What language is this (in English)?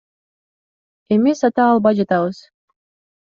Kyrgyz